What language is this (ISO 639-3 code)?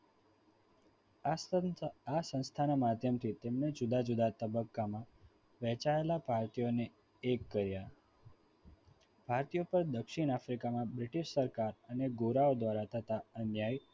guj